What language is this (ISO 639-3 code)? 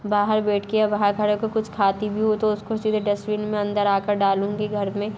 hin